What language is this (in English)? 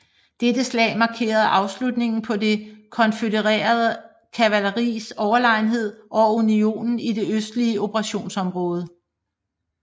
Danish